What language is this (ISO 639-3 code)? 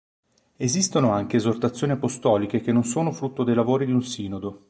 ita